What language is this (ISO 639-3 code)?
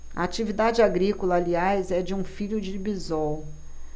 por